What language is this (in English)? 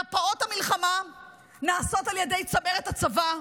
Hebrew